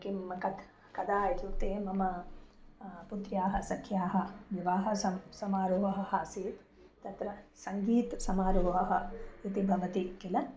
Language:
Sanskrit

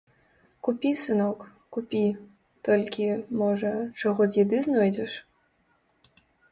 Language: Belarusian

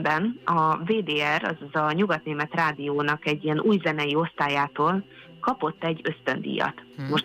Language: Hungarian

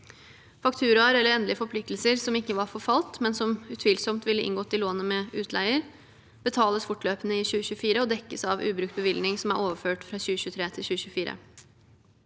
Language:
Norwegian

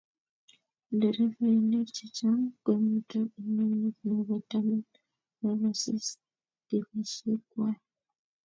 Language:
Kalenjin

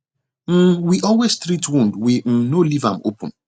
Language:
Nigerian Pidgin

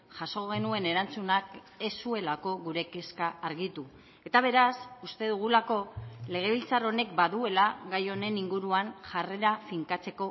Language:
Basque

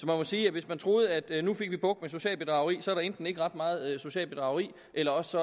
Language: Danish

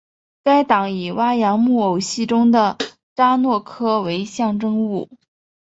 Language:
Chinese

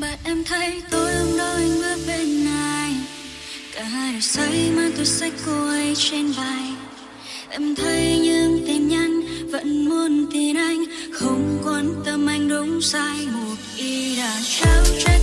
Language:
Vietnamese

